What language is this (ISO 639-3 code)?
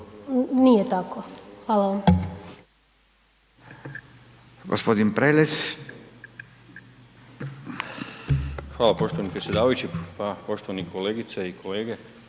hrv